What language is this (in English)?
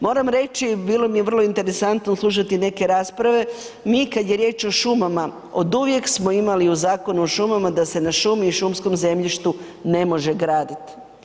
Croatian